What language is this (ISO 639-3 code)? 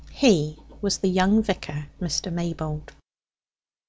eng